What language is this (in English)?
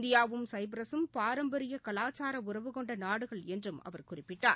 Tamil